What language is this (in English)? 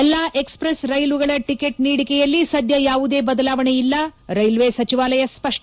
Kannada